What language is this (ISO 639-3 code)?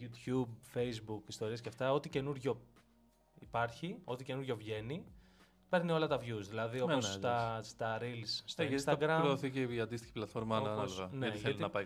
ell